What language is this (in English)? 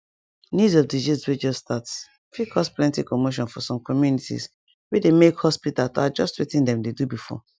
Nigerian Pidgin